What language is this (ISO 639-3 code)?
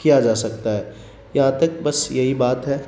urd